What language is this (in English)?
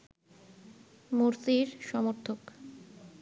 Bangla